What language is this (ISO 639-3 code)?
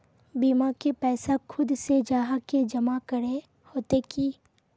mag